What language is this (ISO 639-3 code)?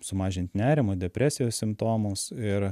lit